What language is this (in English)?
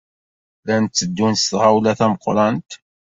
Kabyle